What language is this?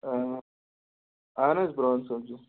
Kashmiri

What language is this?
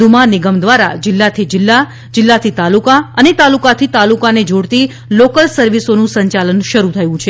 Gujarati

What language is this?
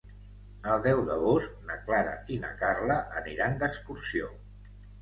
Catalan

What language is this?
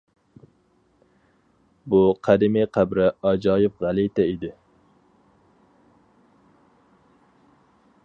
Uyghur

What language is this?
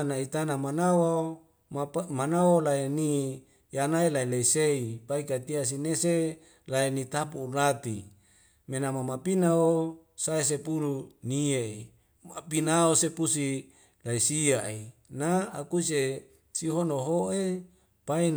Wemale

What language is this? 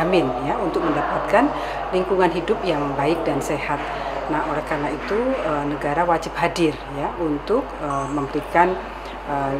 Indonesian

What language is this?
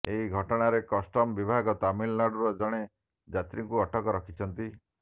Odia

